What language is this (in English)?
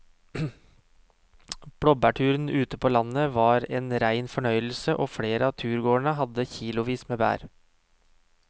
Norwegian